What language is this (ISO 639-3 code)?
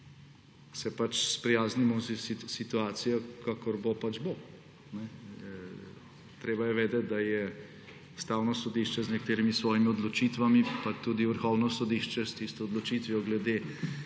slv